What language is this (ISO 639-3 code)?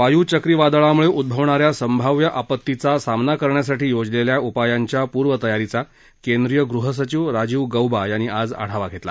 mar